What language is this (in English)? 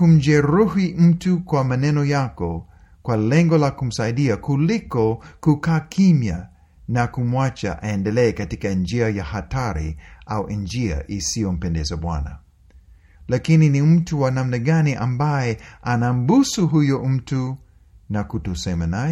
Swahili